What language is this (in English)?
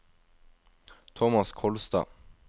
Norwegian